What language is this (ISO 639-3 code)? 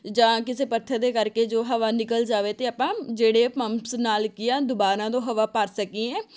pan